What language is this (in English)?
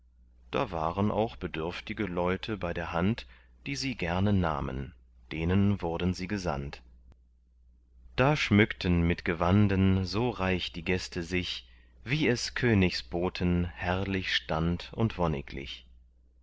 German